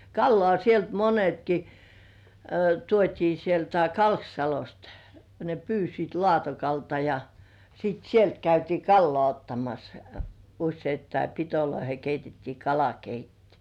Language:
Finnish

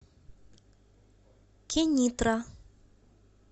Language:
Russian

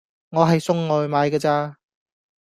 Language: Cantonese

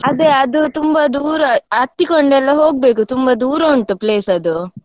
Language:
Kannada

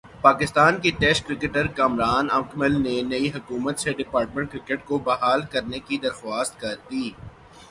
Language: Urdu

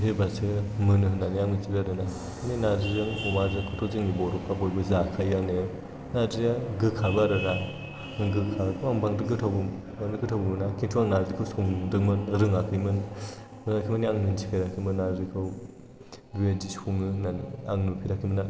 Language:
Bodo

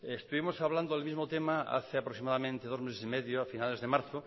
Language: Spanish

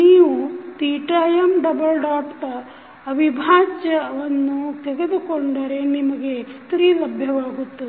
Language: Kannada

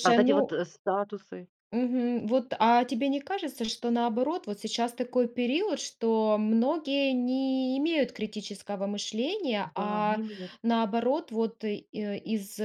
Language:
Russian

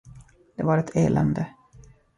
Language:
Swedish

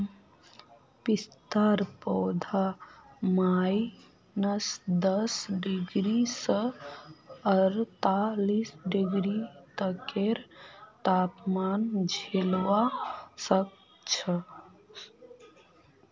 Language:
Magahi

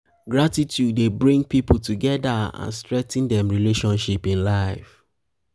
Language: Nigerian Pidgin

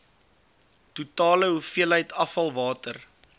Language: Afrikaans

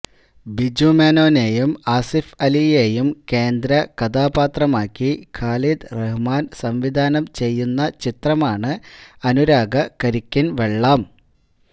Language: Malayalam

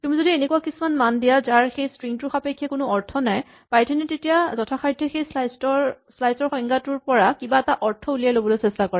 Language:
Assamese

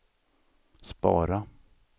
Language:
Swedish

